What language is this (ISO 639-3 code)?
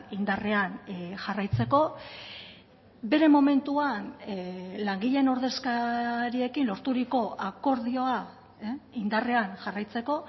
eus